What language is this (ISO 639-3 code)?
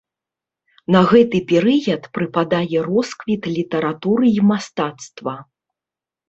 bel